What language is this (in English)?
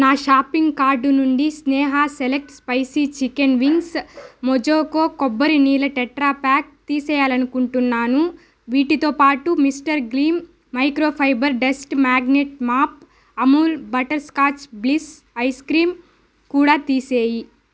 Telugu